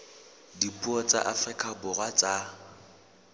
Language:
Southern Sotho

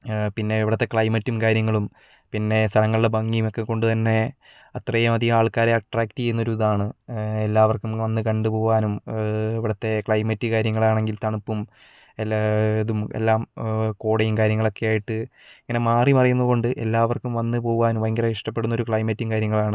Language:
Malayalam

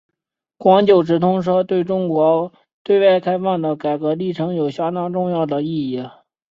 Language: Chinese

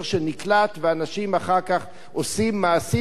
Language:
Hebrew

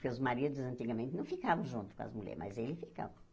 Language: Portuguese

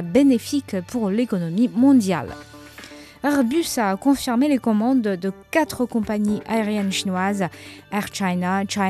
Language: French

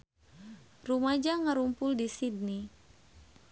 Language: Sundanese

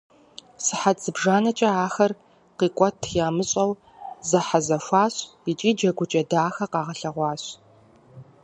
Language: Kabardian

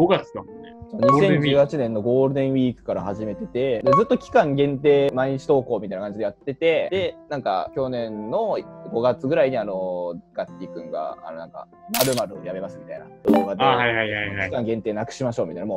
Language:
Japanese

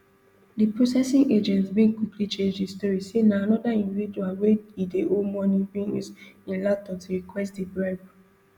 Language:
Nigerian Pidgin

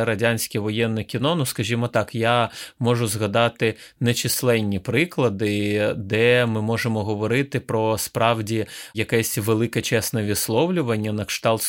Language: Ukrainian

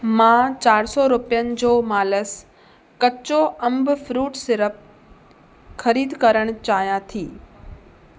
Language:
Sindhi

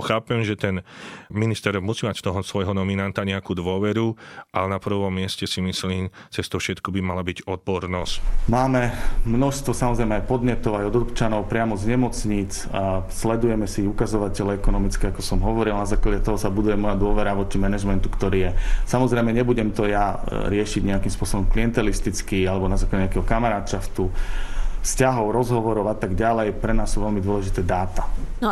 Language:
Slovak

